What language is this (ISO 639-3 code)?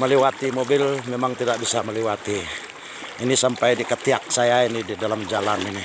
ind